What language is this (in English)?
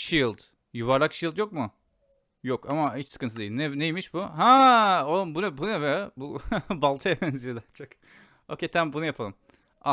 Turkish